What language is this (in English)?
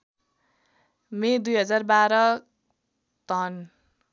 Nepali